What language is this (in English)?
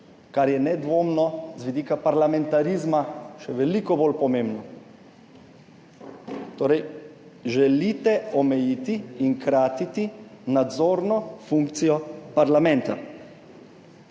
Slovenian